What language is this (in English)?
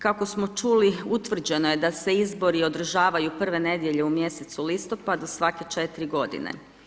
Croatian